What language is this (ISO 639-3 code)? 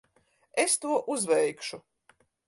lav